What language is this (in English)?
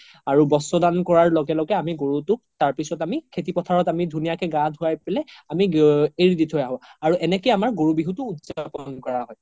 Assamese